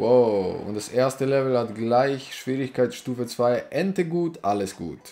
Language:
German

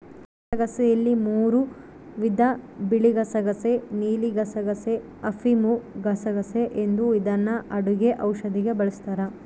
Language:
Kannada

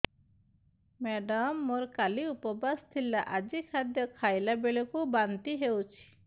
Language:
Odia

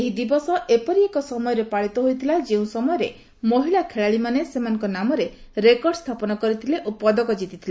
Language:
Odia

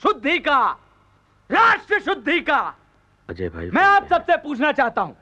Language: Hindi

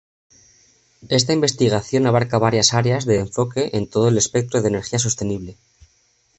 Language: Spanish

